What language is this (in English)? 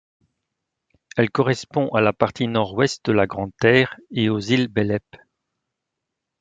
French